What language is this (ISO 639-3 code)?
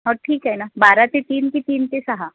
mar